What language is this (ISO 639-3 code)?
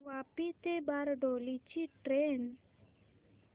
mar